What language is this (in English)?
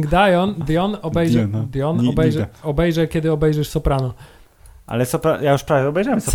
Polish